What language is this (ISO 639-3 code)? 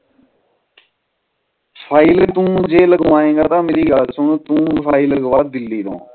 pan